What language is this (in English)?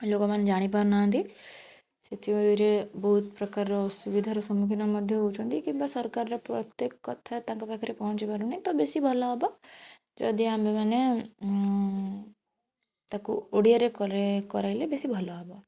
Odia